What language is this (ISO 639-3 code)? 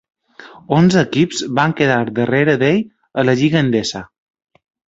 cat